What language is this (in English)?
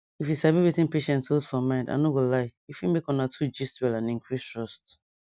Nigerian Pidgin